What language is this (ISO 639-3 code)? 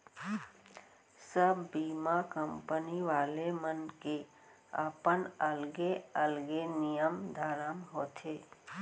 hne